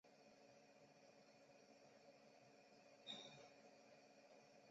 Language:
Chinese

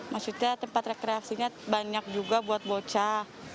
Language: Indonesian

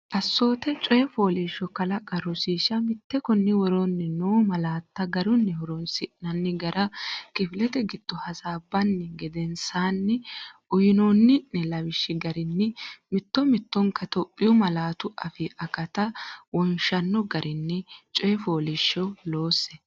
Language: Sidamo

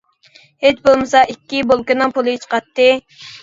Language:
Uyghur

